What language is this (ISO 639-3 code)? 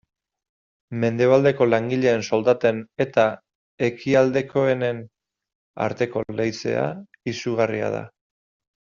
eus